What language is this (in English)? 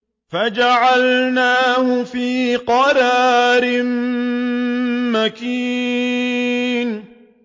Arabic